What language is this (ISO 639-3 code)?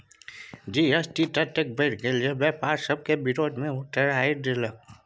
mai